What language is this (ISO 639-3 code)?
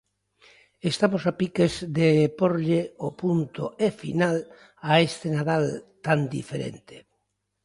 glg